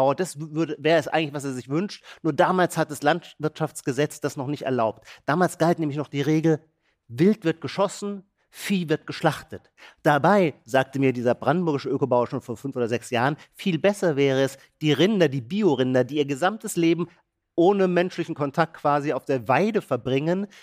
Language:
German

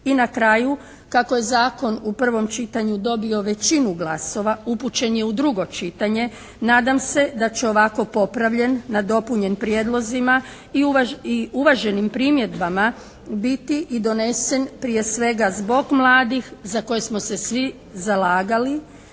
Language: Croatian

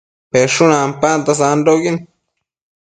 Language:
Matsés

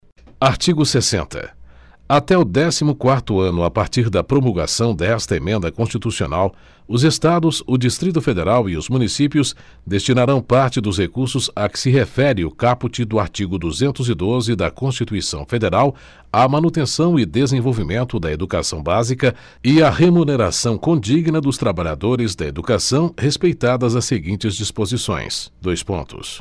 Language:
Portuguese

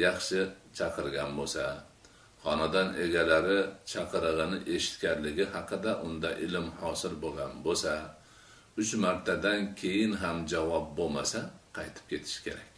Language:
Turkish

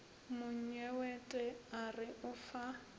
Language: Northern Sotho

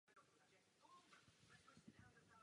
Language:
Czech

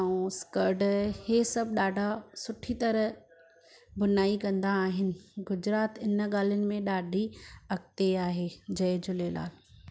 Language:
Sindhi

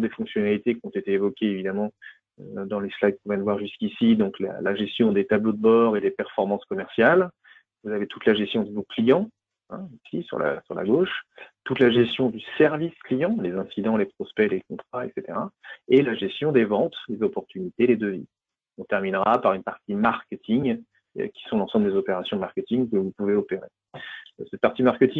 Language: French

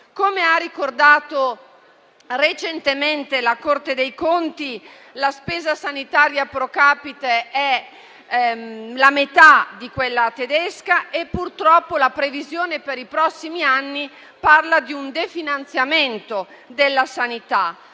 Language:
Italian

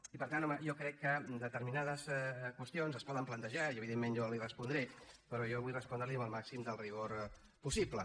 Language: Catalan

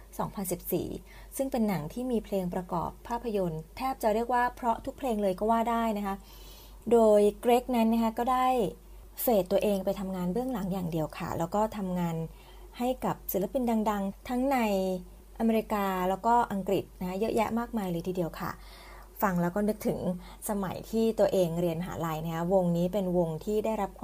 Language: Thai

